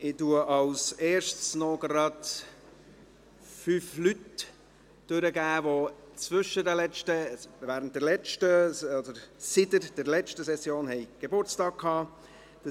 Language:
Swiss German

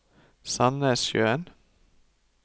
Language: Norwegian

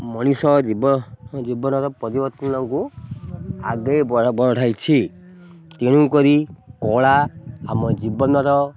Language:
Odia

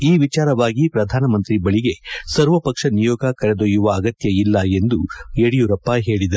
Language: Kannada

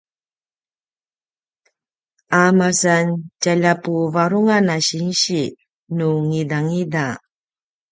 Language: Paiwan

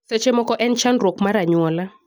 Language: Luo (Kenya and Tanzania)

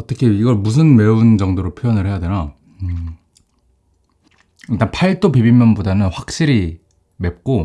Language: Korean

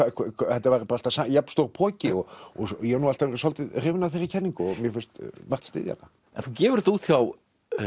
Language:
Icelandic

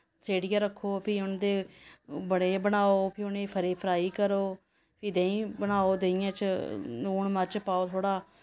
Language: Dogri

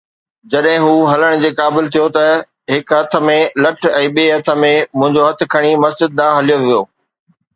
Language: Sindhi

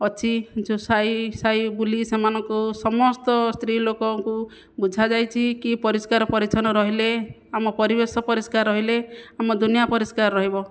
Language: Odia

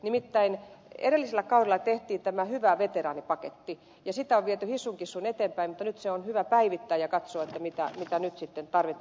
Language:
Finnish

